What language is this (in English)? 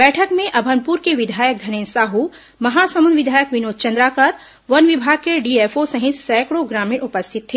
Hindi